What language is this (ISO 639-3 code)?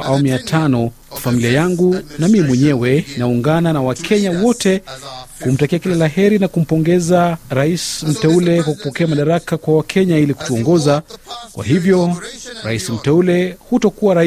swa